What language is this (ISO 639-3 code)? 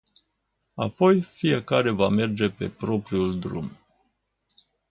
ron